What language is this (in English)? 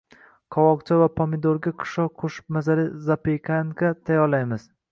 Uzbek